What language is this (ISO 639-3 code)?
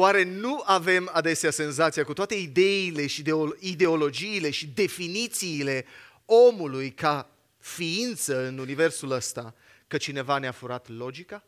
ron